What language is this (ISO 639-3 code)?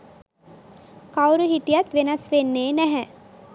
sin